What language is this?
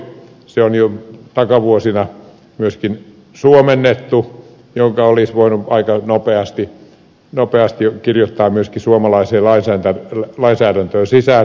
Finnish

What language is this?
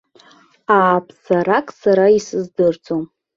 Abkhazian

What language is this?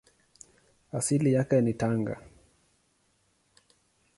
Swahili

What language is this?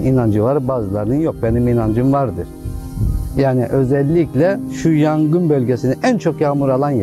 Turkish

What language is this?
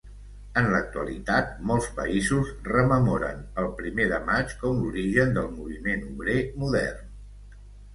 Catalan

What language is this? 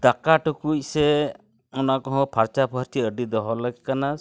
Santali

